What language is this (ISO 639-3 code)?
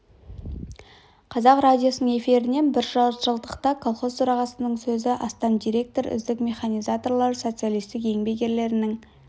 kaz